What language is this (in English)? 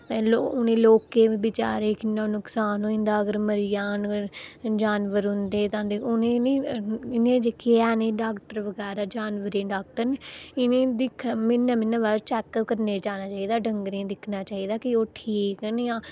Dogri